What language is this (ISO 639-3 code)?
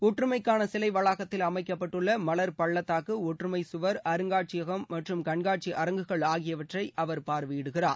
tam